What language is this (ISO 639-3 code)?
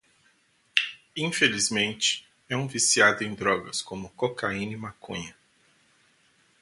por